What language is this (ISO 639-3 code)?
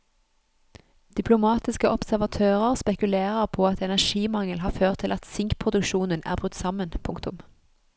nor